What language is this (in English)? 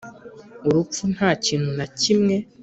Kinyarwanda